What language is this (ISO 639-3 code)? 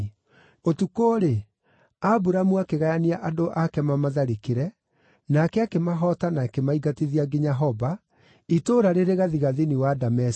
kik